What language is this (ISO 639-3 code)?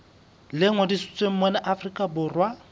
sot